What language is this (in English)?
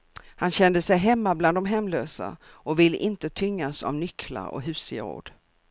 Swedish